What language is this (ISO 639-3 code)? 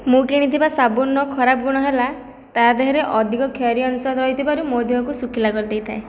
ori